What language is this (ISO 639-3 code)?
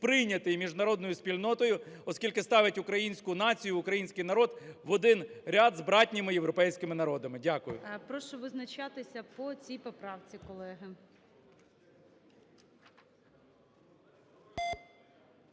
ukr